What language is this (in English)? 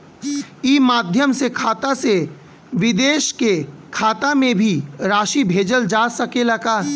Bhojpuri